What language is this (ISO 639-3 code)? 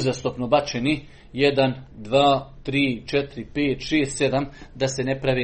hrv